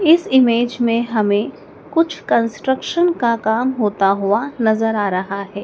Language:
Hindi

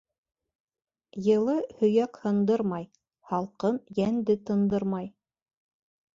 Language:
Bashkir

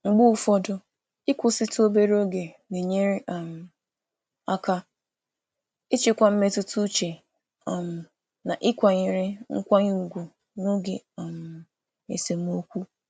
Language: Igbo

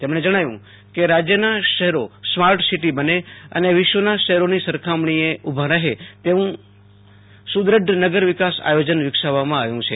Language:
Gujarati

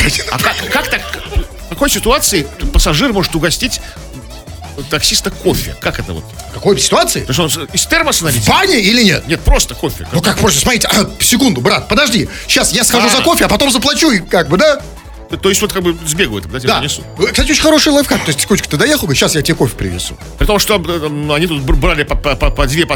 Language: Russian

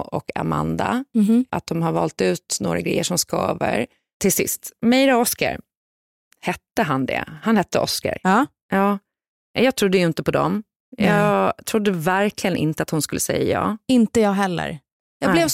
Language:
Swedish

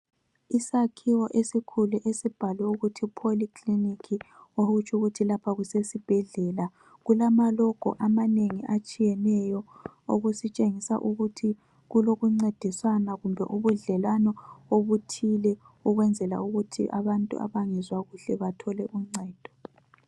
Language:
North Ndebele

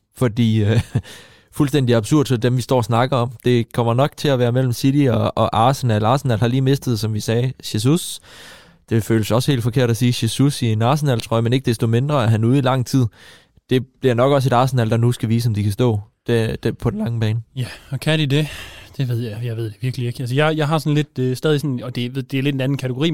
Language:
Danish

